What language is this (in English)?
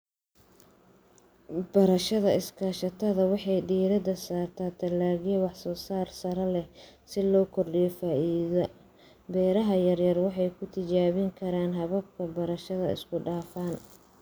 Somali